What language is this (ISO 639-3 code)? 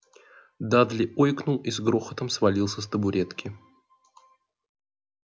rus